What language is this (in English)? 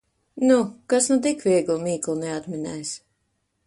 Latvian